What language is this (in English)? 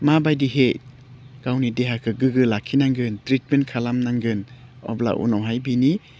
Bodo